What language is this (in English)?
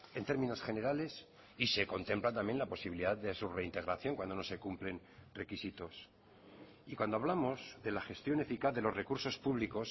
Spanish